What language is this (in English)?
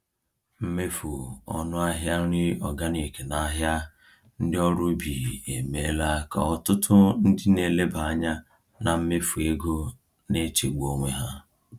Igbo